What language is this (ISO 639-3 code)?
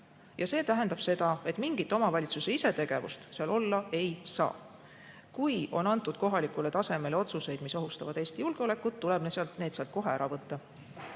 est